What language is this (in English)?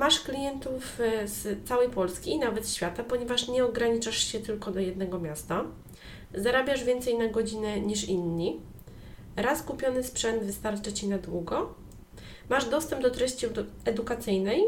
Polish